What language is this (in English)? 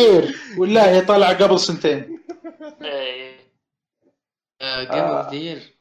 Arabic